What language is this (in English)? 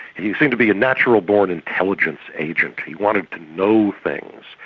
English